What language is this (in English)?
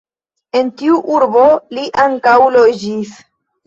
Esperanto